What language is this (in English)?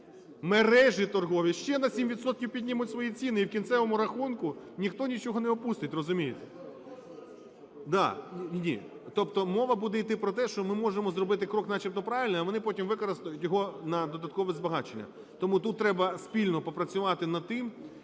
Ukrainian